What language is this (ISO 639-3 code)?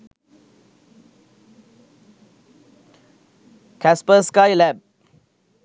sin